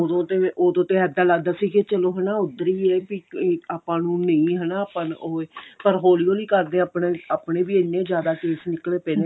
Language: Punjabi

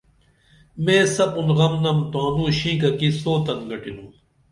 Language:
Dameli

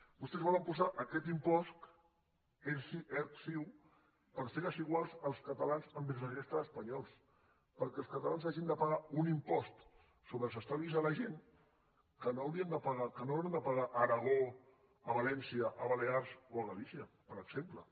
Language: Catalan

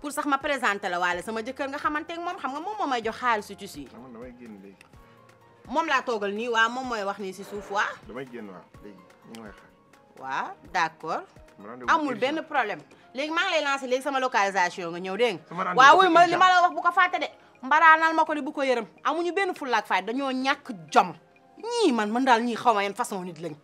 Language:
Indonesian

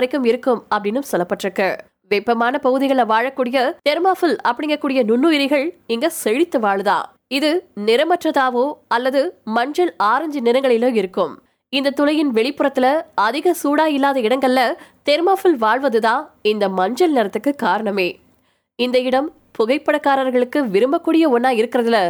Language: Tamil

